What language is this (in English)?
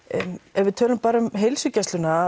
Icelandic